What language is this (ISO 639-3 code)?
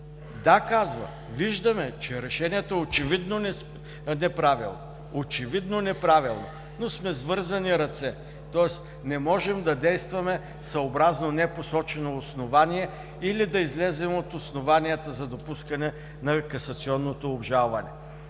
bul